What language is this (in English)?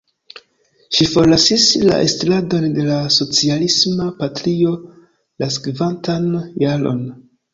Esperanto